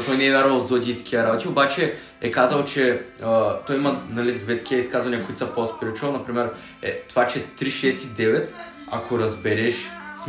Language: Bulgarian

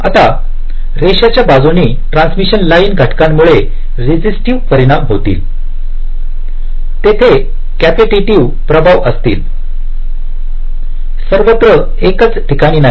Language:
Marathi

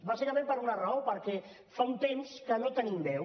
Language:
Catalan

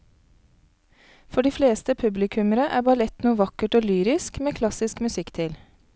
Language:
Norwegian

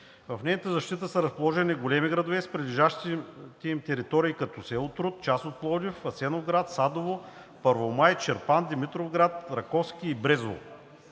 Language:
Bulgarian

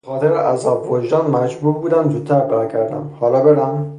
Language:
Persian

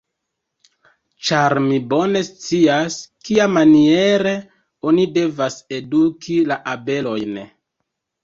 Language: Esperanto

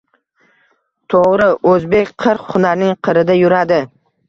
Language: Uzbek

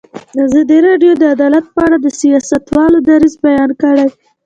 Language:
Pashto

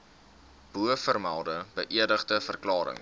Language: Afrikaans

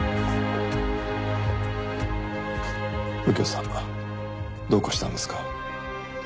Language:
Japanese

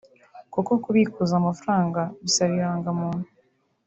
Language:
Kinyarwanda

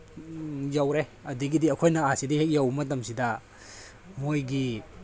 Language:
Manipuri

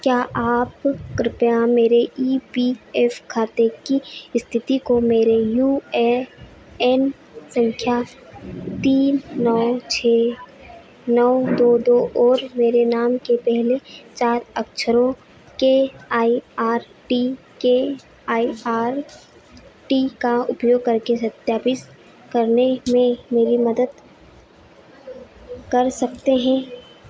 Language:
Hindi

